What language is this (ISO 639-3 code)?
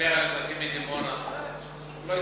heb